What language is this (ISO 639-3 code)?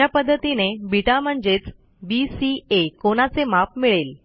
mar